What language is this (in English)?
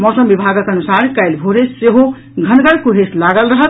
Maithili